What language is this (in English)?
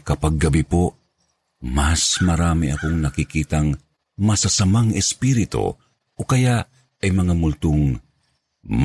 Filipino